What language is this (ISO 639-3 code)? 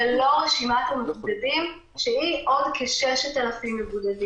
heb